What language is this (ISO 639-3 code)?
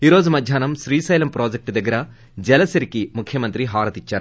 tel